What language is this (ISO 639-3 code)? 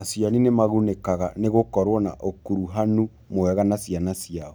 kik